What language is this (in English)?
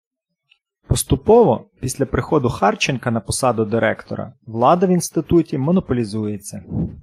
Ukrainian